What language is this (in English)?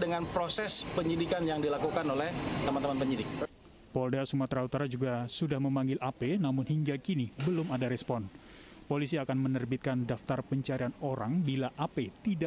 Indonesian